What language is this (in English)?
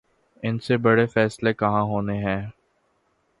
Urdu